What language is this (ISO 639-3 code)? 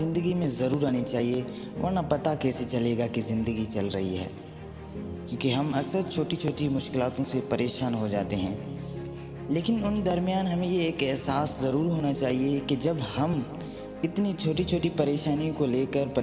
urd